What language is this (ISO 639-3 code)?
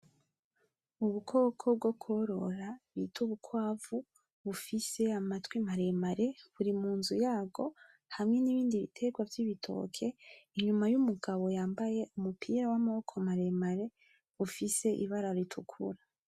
run